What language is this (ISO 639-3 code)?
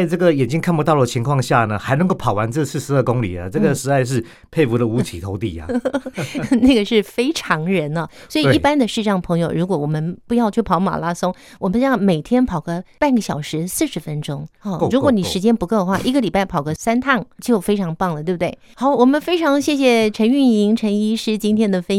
zho